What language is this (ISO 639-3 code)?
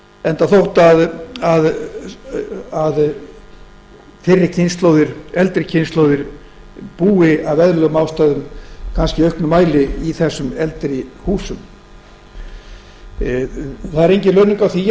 isl